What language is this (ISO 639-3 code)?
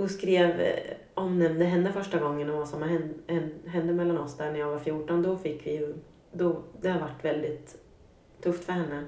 swe